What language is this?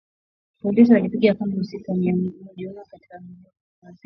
Swahili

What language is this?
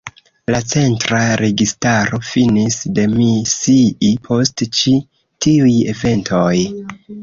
Esperanto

